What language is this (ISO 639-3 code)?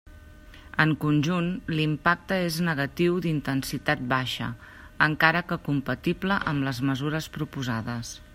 cat